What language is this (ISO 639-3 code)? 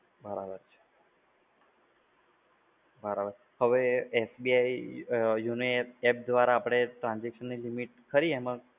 guj